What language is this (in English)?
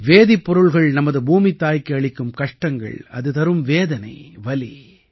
Tamil